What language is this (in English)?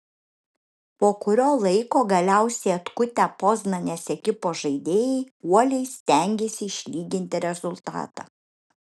Lithuanian